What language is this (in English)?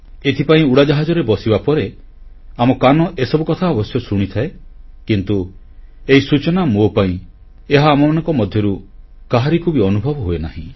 Odia